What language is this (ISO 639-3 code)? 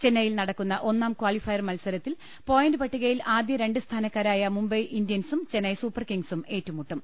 mal